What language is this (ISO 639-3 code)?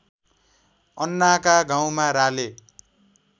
nep